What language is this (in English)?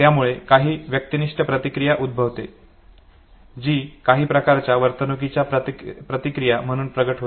Marathi